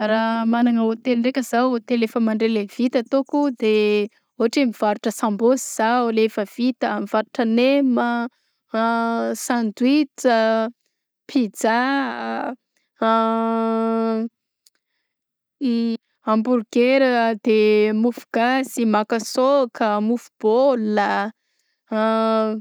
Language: Southern Betsimisaraka Malagasy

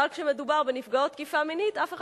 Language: Hebrew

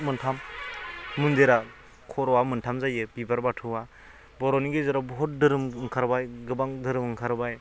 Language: Bodo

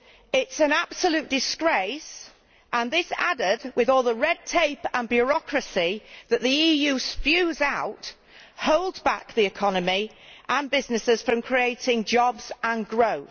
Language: English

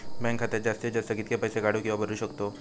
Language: Marathi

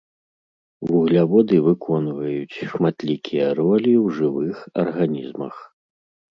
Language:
Belarusian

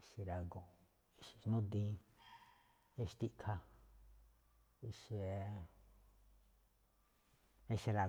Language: Malinaltepec Me'phaa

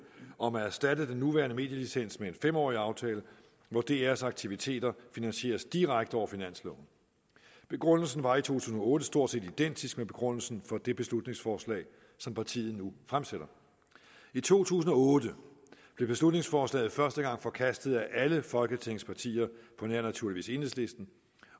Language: Danish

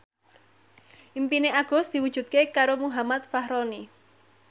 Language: Javanese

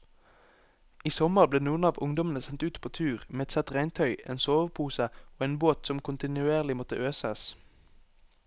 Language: Norwegian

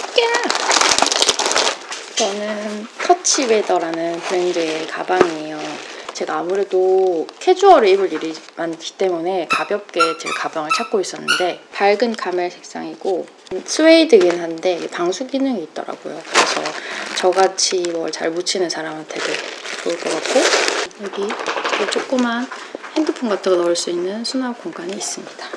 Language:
Korean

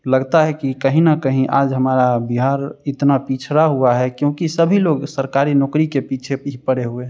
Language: Hindi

